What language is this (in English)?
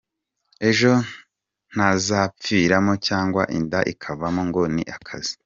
Kinyarwanda